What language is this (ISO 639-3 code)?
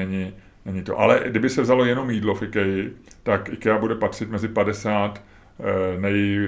ces